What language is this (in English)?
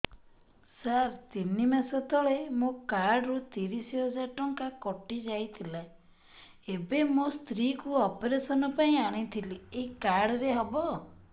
Odia